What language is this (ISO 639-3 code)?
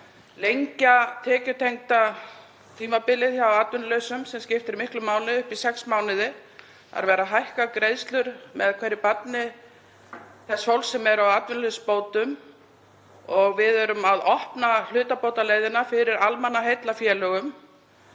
isl